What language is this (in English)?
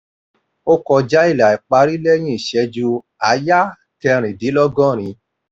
Yoruba